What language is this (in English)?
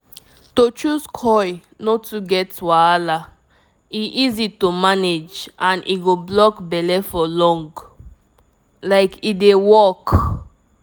Nigerian Pidgin